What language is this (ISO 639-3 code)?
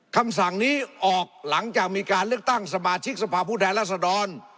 tha